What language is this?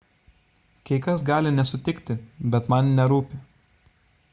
Lithuanian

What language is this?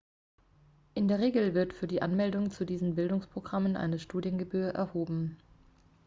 German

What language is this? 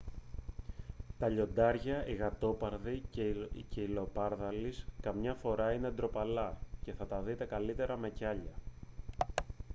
Greek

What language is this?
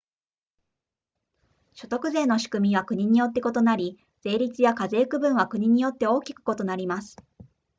Japanese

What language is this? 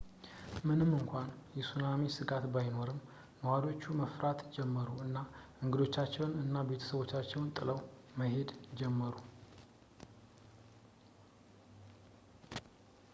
Amharic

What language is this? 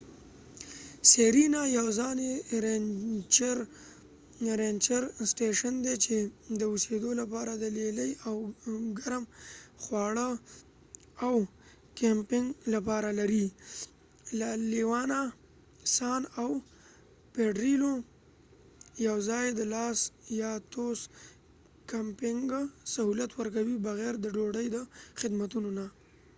Pashto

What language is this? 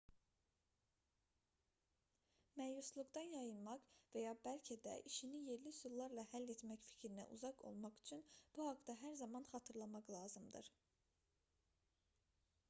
Azerbaijani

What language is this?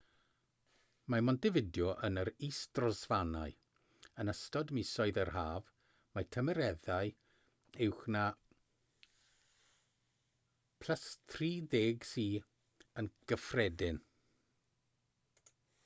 Welsh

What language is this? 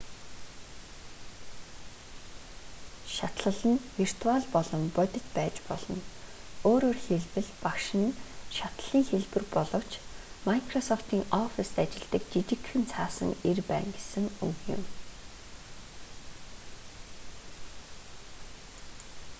Mongolian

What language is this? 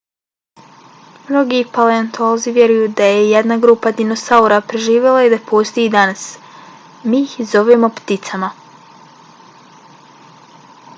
Bosnian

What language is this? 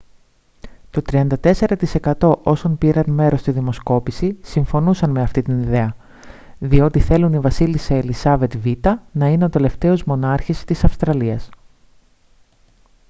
Greek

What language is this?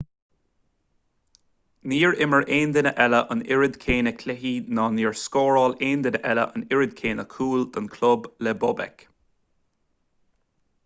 Irish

